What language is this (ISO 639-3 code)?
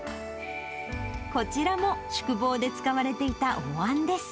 jpn